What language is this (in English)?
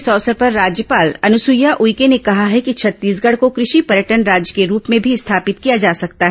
Hindi